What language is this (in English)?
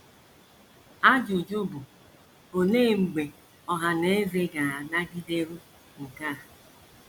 Igbo